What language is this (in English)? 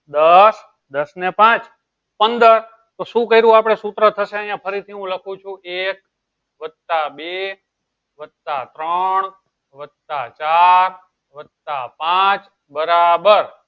Gujarati